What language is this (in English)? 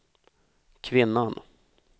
Swedish